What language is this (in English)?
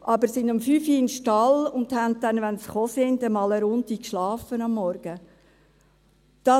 Swiss German